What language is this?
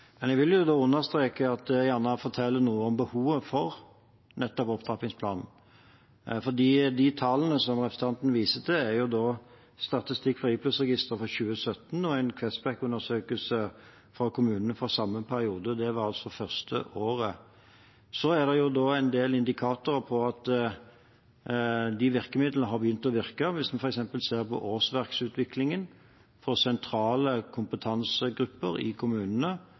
Norwegian Bokmål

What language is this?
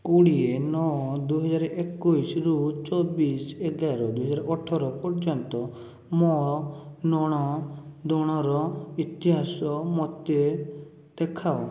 Odia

